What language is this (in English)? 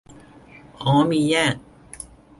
Thai